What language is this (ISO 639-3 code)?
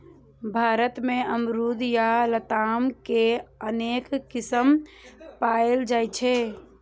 mai